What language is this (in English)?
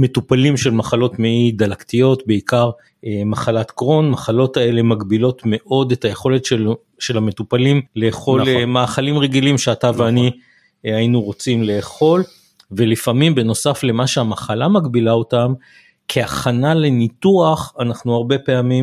Hebrew